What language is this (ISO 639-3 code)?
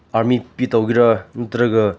mni